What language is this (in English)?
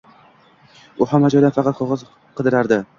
Uzbek